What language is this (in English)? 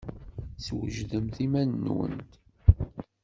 Kabyle